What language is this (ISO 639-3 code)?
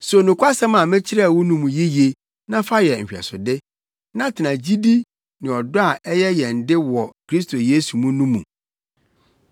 aka